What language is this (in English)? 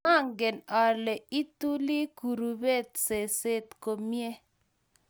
Kalenjin